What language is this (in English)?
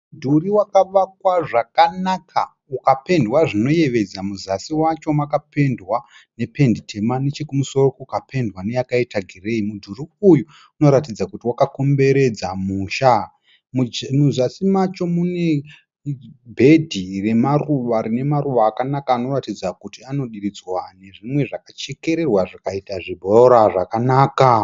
Shona